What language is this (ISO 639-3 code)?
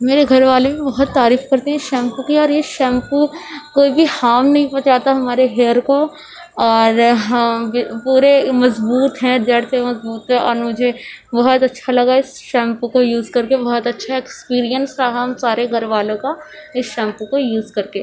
urd